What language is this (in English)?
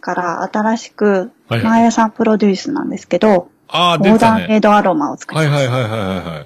Japanese